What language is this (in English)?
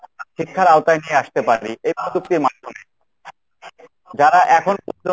Bangla